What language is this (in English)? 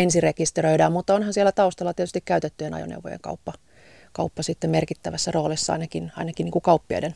Finnish